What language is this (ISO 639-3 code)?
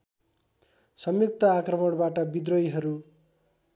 nep